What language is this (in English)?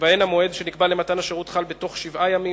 Hebrew